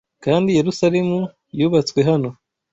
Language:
Kinyarwanda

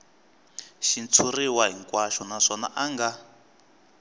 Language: Tsonga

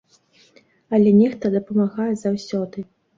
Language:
Belarusian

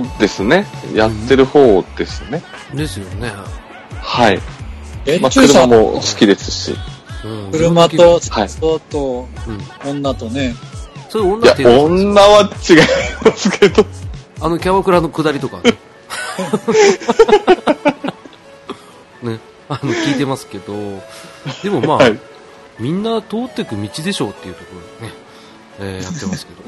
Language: Japanese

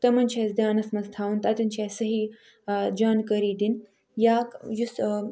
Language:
Kashmiri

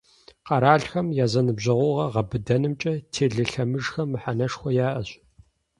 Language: Kabardian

